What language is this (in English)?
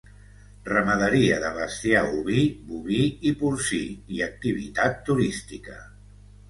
Catalan